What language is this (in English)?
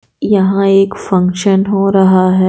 Hindi